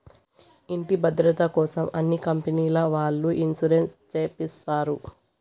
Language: Telugu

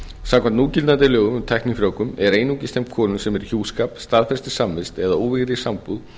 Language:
Icelandic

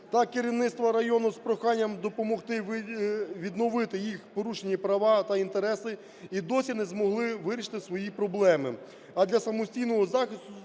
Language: Ukrainian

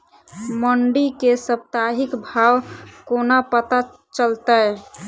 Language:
Maithili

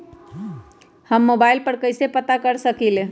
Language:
Magahi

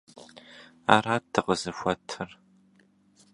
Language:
Kabardian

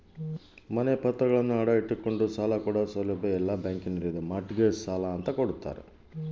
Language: Kannada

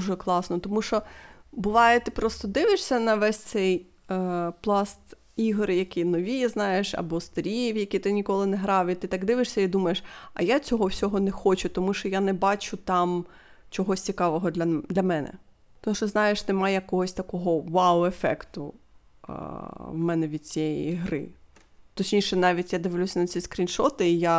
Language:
Ukrainian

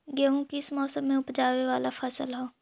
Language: Magahi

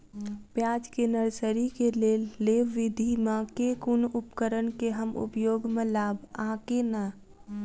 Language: Maithili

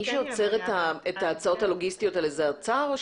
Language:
Hebrew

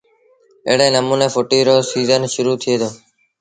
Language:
Sindhi Bhil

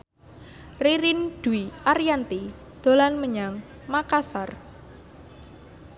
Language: Javanese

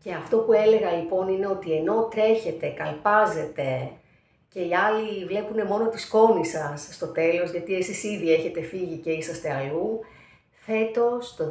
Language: Greek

